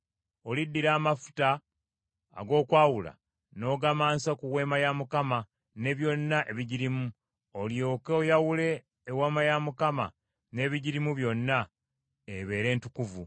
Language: Ganda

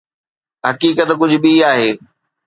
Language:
Sindhi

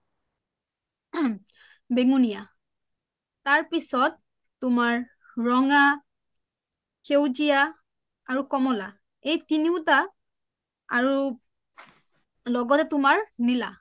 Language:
Assamese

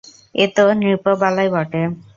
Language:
Bangla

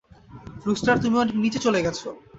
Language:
Bangla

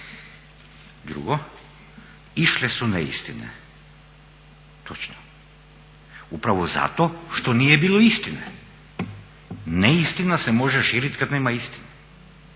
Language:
Croatian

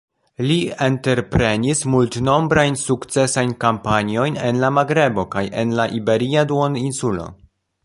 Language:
Esperanto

